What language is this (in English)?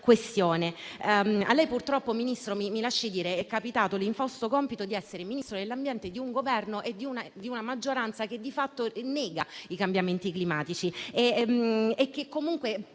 Italian